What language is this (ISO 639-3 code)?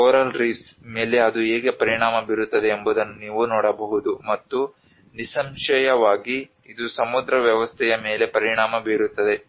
kan